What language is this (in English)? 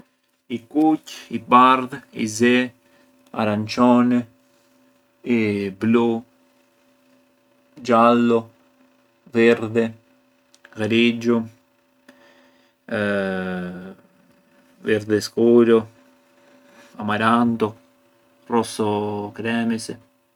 Arbëreshë Albanian